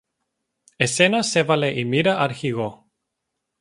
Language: Greek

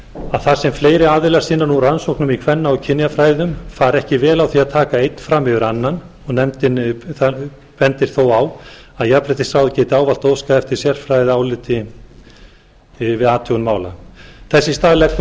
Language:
Icelandic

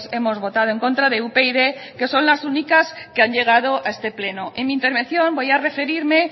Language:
Spanish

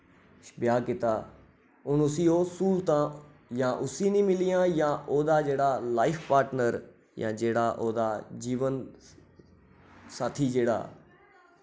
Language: Dogri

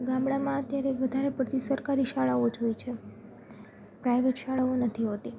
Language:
Gujarati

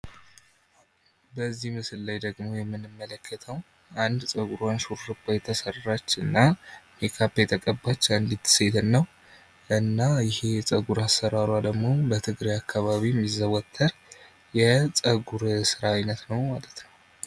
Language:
Amharic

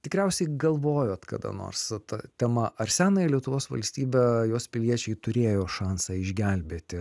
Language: Lithuanian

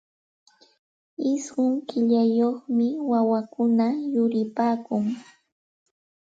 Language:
Santa Ana de Tusi Pasco Quechua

